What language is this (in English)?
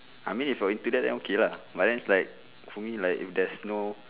English